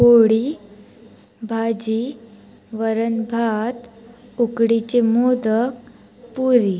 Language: Marathi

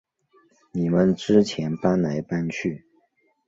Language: Chinese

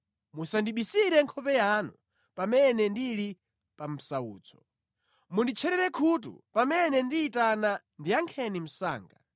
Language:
Nyanja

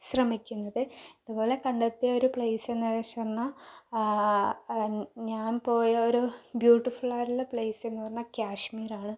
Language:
Malayalam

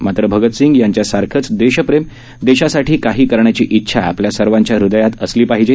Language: Marathi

